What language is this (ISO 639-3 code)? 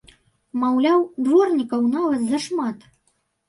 bel